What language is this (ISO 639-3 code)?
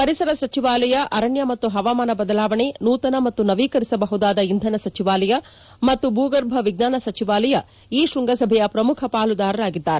kan